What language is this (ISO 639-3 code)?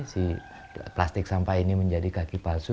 ind